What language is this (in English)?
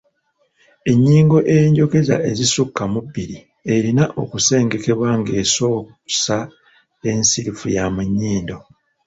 Ganda